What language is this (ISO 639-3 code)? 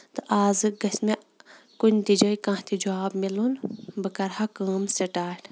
kas